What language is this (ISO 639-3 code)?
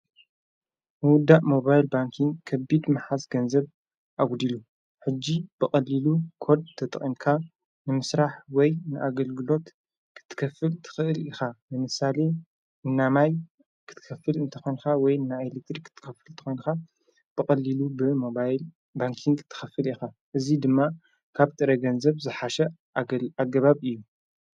tir